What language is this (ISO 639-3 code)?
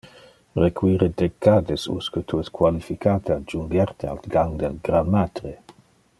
ina